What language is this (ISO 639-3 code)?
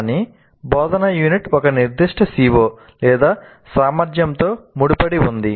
tel